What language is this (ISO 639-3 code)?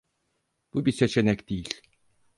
tur